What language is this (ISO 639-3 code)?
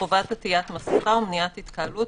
heb